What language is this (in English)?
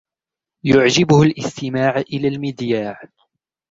Arabic